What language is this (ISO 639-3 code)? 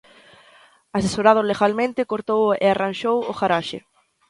glg